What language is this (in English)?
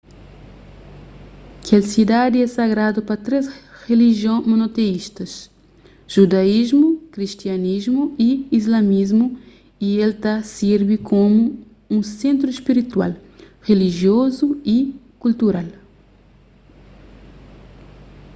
Kabuverdianu